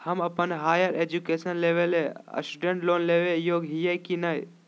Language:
Magahi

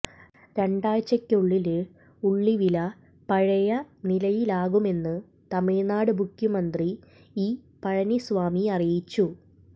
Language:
Malayalam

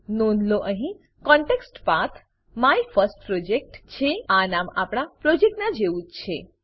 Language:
Gujarati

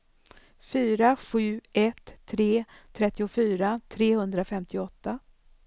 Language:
Swedish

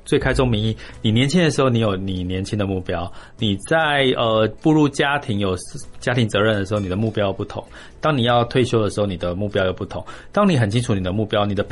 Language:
Chinese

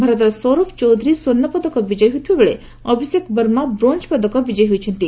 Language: Odia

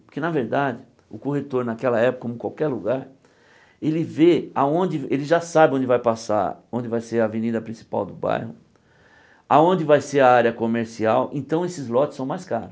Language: Portuguese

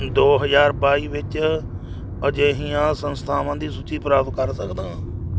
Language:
Punjabi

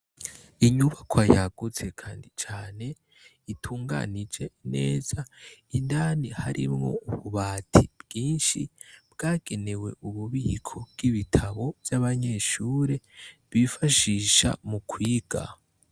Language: Rundi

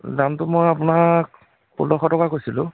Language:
Assamese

